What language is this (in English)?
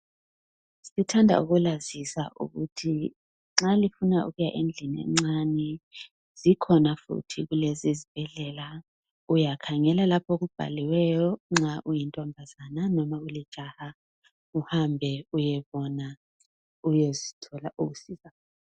North Ndebele